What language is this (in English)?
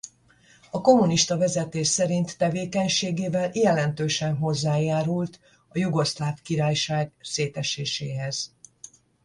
Hungarian